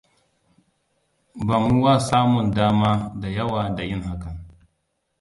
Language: Hausa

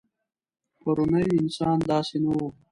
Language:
Pashto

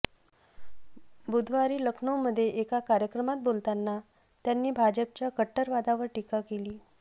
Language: Marathi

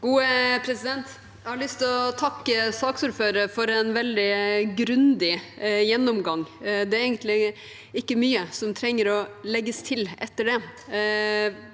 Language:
Norwegian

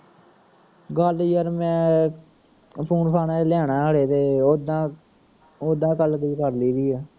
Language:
Punjabi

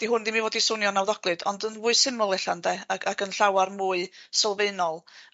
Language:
Welsh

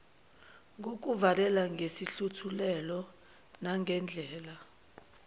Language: Zulu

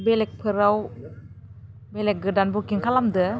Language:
Bodo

